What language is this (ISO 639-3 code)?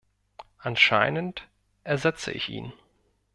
deu